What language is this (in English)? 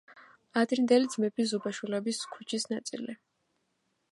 Georgian